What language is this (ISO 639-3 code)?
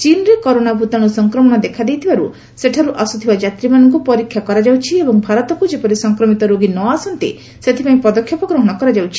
ori